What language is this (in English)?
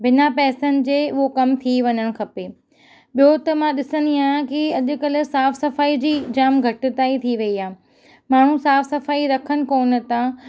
Sindhi